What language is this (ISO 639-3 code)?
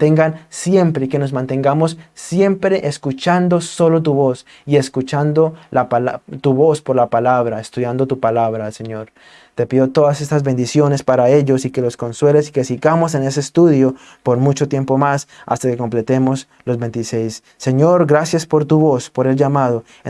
spa